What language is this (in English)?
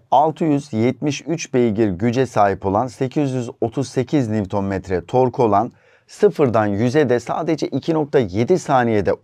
Turkish